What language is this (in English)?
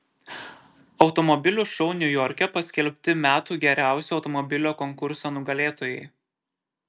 Lithuanian